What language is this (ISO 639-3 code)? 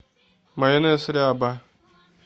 rus